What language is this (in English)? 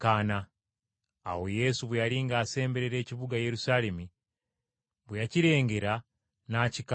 Ganda